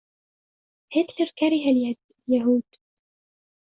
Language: Arabic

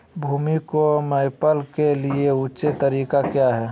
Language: Magahi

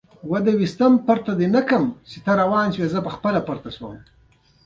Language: Pashto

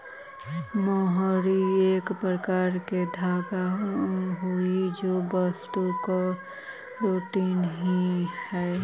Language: Magahi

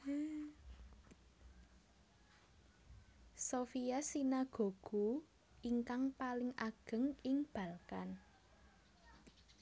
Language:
Javanese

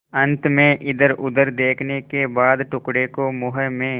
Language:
Hindi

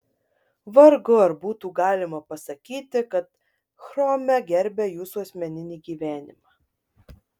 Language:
Lithuanian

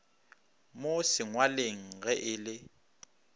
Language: Northern Sotho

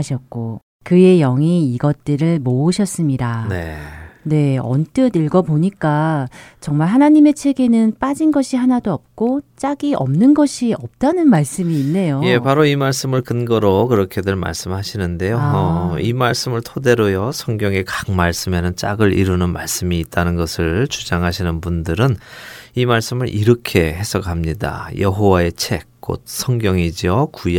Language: Korean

